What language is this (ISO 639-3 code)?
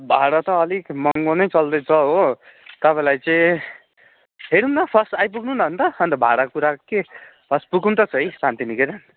nep